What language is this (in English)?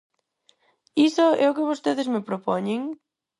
Galician